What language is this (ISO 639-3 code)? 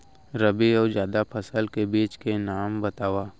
hne